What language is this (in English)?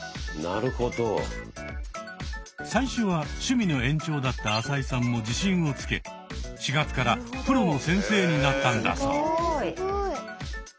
Japanese